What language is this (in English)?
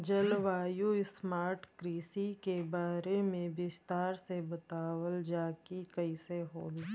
Bhojpuri